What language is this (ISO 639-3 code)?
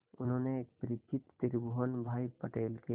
hin